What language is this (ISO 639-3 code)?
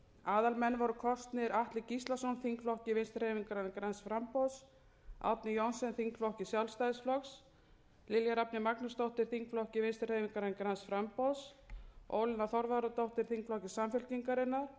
isl